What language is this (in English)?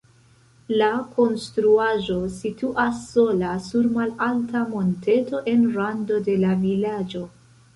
Esperanto